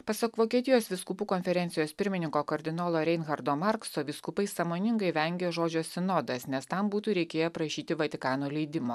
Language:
Lithuanian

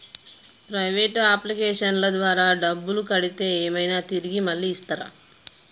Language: Telugu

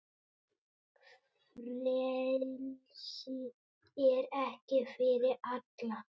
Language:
Icelandic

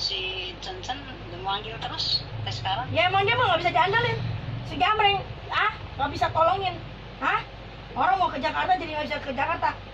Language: Indonesian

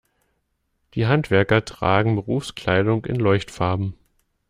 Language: German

